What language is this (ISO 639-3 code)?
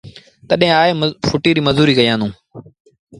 sbn